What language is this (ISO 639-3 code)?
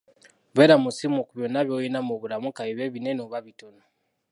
lug